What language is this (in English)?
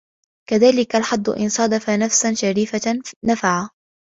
Arabic